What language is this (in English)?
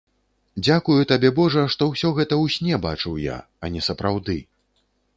Belarusian